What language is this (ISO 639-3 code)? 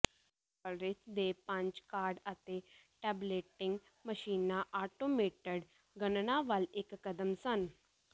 pan